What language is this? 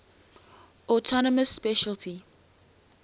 English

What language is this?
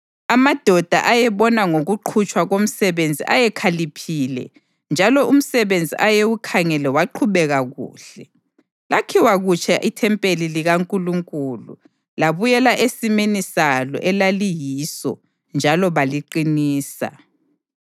North Ndebele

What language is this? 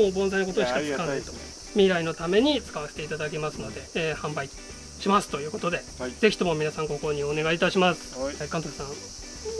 Japanese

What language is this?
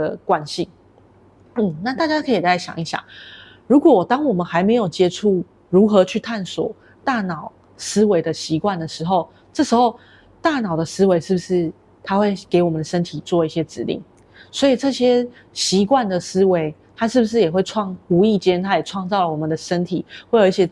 Chinese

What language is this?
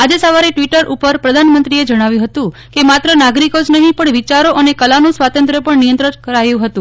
Gujarati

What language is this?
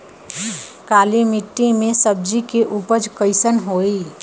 Bhojpuri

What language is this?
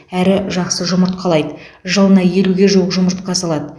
Kazakh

